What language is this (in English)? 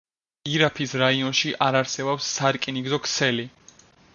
Georgian